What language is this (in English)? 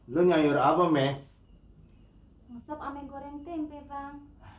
Indonesian